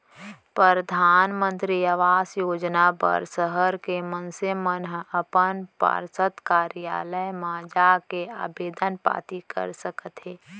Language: Chhattisgarhi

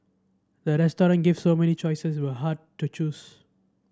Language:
English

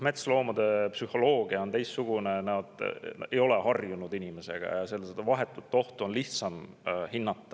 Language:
Estonian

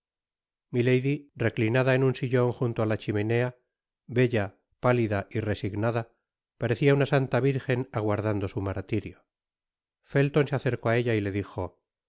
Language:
Spanish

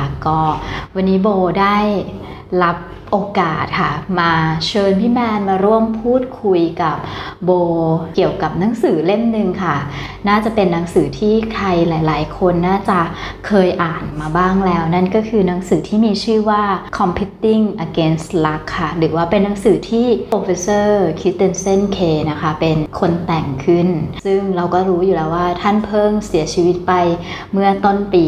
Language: Thai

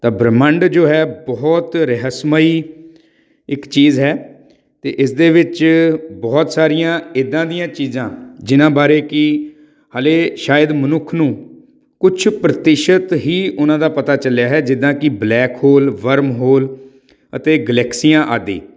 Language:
Punjabi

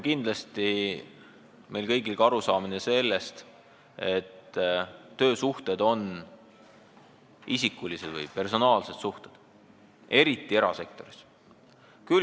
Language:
Estonian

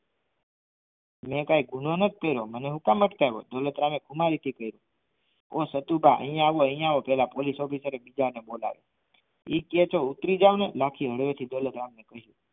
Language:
Gujarati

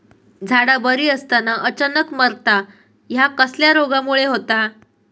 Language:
Marathi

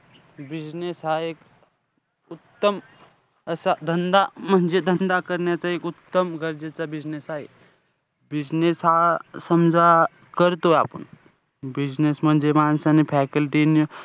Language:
Marathi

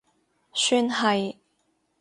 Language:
Cantonese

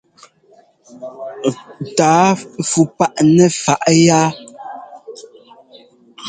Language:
Ngomba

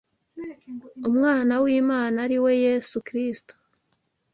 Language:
Kinyarwanda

